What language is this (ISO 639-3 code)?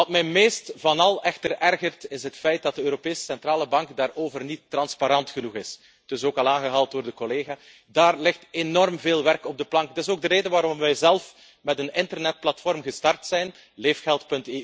nld